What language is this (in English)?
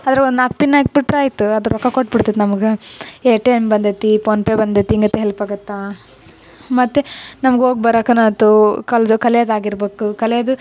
Kannada